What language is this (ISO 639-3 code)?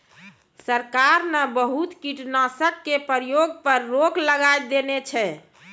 mai